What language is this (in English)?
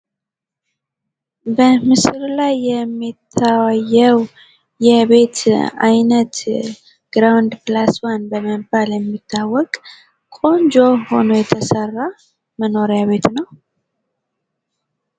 Amharic